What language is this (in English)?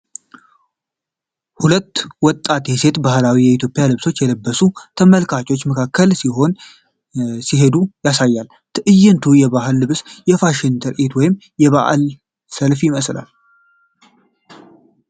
Amharic